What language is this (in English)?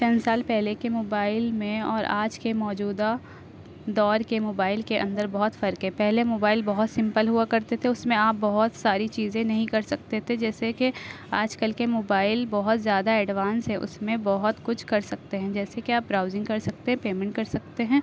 Urdu